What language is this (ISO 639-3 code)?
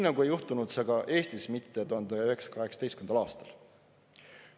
est